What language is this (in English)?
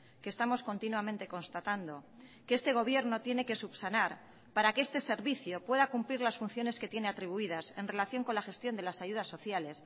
Spanish